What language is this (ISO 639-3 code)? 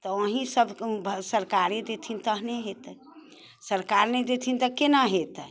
mai